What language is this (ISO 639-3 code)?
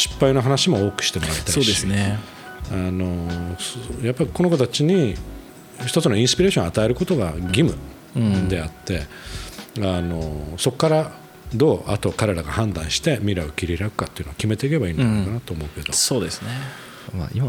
jpn